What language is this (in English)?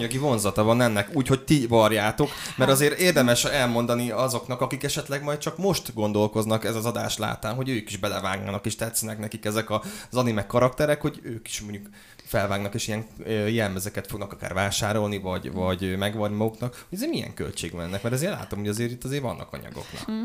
Hungarian